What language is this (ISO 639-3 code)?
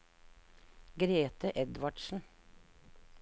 nor